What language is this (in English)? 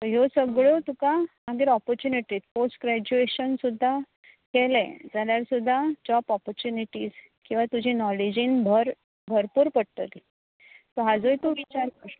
Konkani